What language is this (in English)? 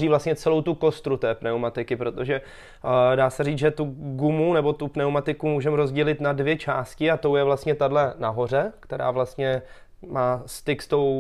Czech